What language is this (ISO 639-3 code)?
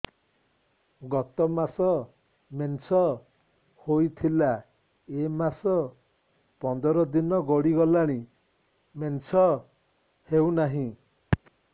ori